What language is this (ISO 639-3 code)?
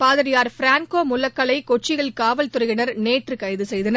tam